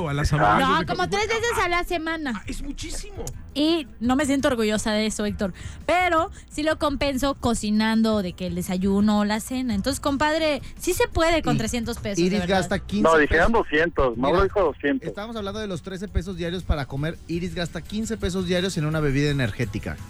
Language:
Spanish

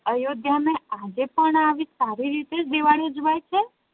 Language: Gujarati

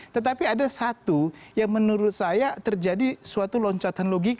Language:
Indonesian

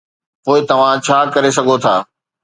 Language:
Sindhi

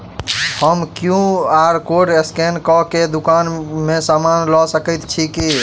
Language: Maithili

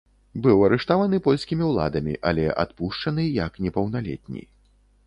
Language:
Belarusian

